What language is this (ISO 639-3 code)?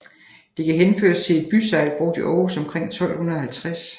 dan